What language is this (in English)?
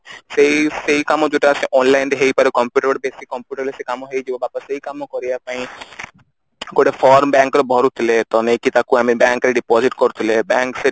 Odia